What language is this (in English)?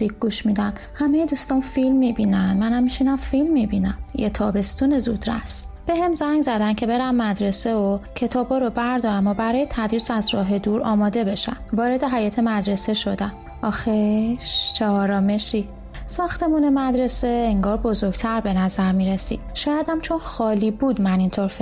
Persian